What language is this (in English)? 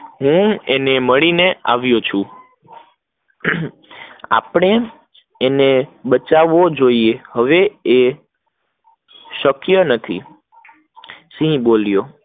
Gujarati